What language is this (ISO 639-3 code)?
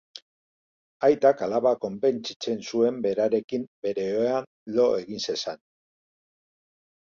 eus